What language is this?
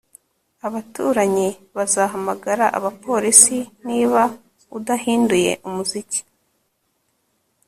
Kinyarwanda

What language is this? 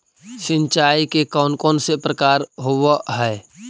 Magahi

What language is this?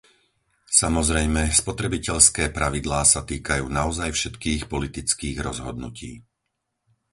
Slovak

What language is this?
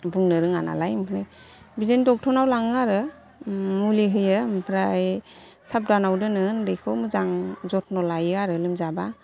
Bodo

